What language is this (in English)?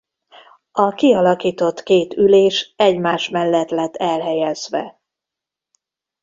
Hungarian